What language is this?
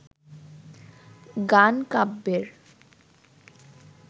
Bangla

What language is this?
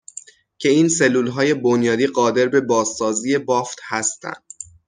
Persian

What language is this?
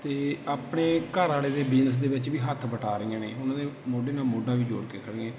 Punjabi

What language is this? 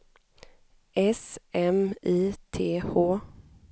Swedish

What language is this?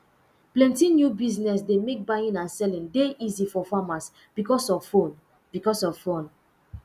Nigerian Pidgin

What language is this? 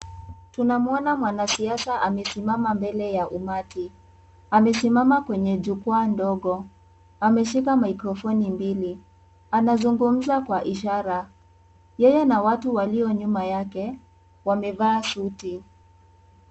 Swahili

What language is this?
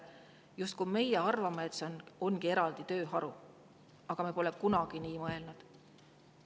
Estonian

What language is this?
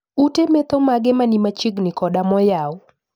Luo (Kenya and Tanzania)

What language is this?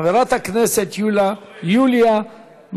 Hebrew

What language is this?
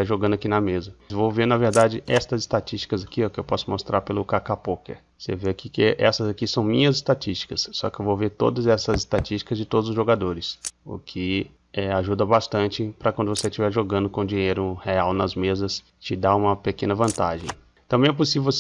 Portuguese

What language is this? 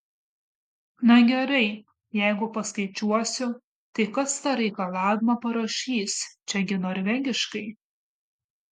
Lithuanian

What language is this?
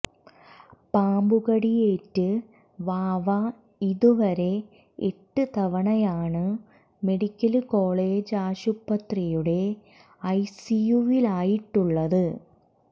Malayalam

